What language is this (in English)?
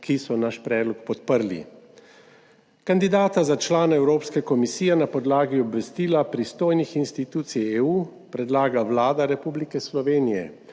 Slovenian